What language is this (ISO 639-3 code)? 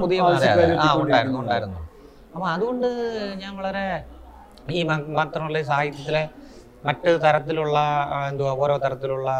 mal